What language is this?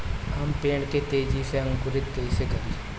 Bhojpuri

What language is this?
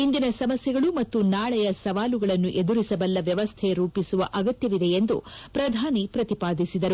Kannada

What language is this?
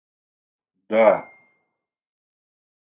Russian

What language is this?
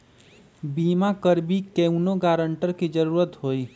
Magahi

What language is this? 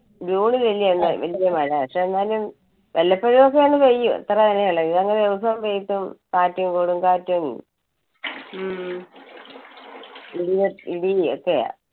Malayalam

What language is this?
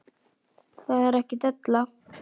Icelandic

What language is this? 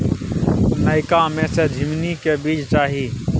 Maithili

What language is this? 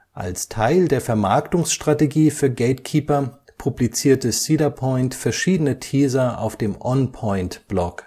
German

